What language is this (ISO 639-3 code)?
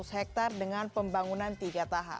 ind